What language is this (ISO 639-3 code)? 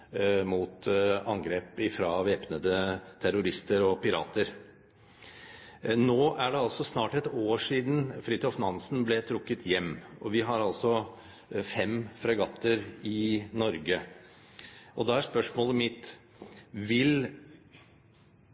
nob